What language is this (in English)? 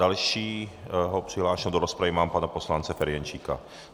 Czech